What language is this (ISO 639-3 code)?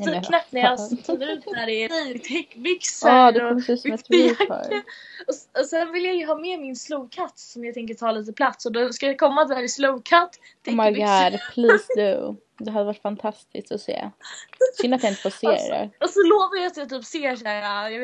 swe